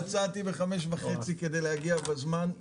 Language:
Hebrew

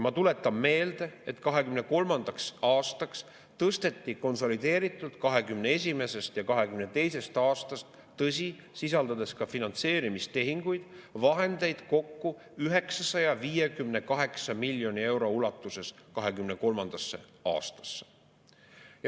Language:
Estonian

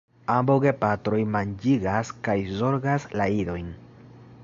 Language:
Esperanto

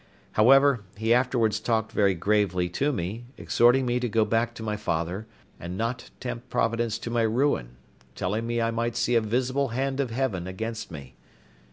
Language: English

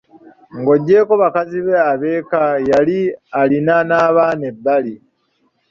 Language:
Ganda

